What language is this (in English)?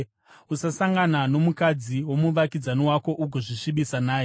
Shona